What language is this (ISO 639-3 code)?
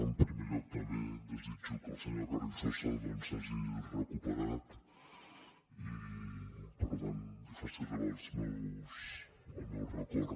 cat